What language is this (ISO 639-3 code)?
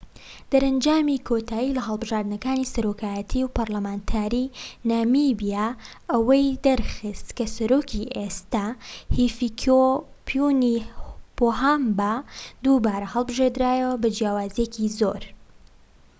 ckb